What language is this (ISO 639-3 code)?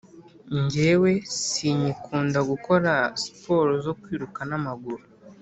kin